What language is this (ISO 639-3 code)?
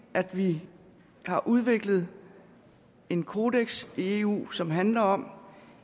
dan